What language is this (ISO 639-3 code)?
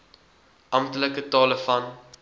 afr